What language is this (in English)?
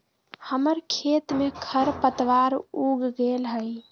Magahi